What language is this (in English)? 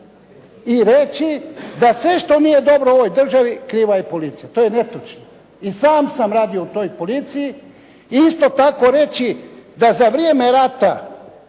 Croatian